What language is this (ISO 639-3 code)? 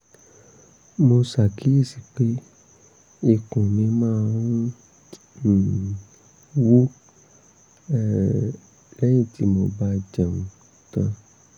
yor